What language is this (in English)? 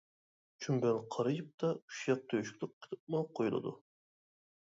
Uyghur